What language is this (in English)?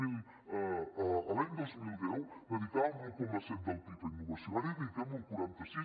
Catalan